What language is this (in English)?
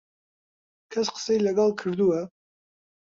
Central Kurdish